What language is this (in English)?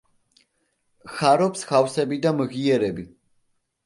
Georgian